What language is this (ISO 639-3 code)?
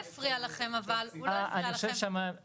heb